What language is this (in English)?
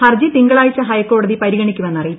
Malayalam